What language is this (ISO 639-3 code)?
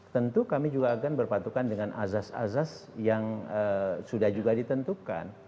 ind